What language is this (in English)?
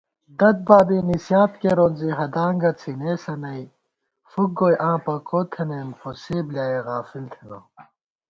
Gawar-Bati